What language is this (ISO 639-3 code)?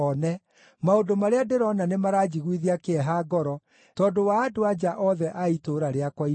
kik